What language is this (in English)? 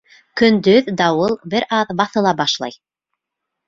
Bashkir